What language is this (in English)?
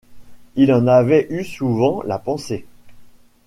French